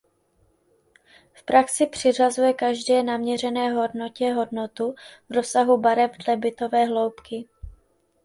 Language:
Czech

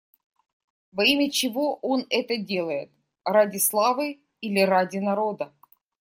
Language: Russian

